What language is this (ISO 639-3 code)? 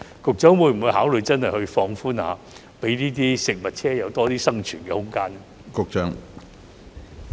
yue